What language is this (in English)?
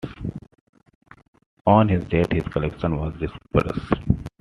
English